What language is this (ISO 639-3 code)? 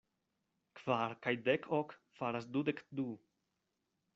epo